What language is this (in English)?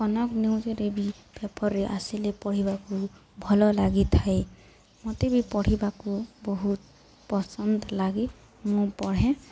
Odia